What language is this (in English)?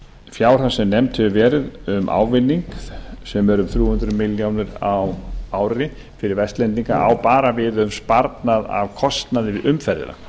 Icelandic